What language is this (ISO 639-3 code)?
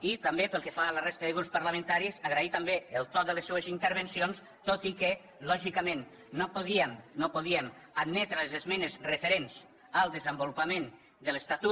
cat